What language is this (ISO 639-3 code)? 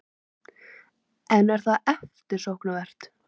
isl